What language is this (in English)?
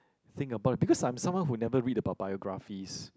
English